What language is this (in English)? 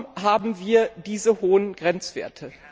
German